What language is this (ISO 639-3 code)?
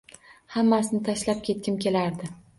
uzb